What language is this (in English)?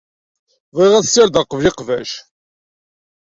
Kabyle